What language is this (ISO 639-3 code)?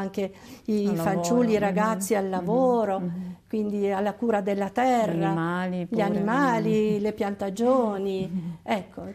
ita